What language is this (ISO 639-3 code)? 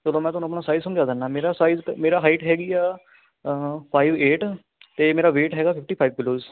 pan